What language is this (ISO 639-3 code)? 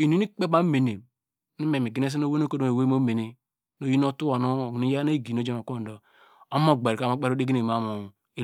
deg